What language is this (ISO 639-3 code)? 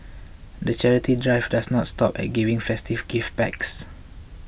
eng